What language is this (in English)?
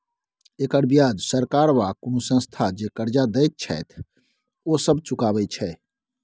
Maithili